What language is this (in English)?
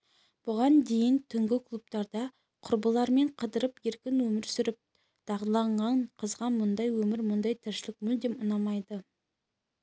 Kazakh